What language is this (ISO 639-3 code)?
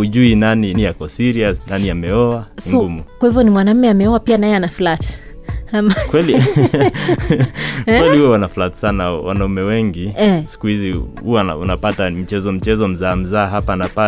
swa